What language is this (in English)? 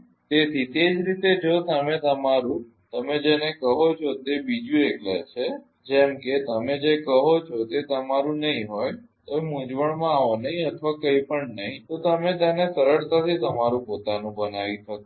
Gujarati